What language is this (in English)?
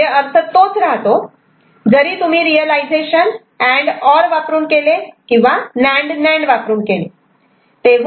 Marathi